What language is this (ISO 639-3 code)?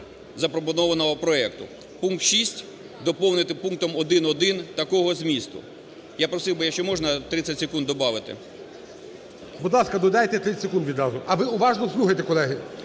ukr